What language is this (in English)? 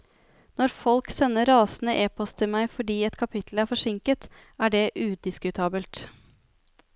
Norwegian